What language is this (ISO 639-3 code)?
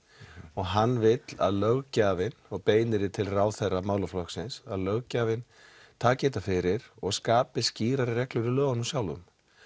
isl